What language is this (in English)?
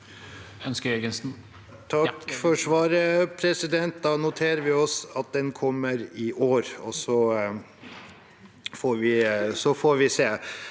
Norwegian